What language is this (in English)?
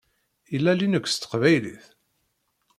Kabyle